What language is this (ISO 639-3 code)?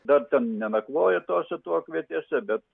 lit